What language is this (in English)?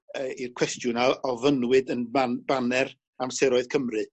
Welsh